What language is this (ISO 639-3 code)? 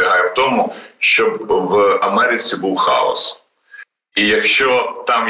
ukr